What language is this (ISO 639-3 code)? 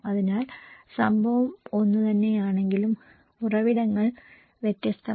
mal